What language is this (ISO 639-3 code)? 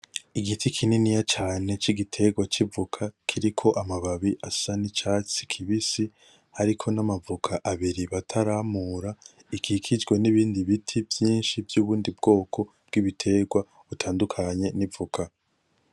run